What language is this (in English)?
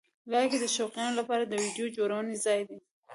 Pashto